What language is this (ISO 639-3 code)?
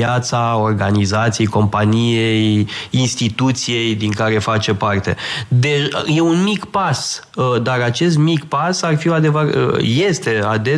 ron